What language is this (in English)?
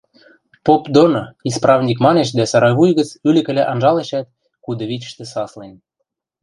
Western Mari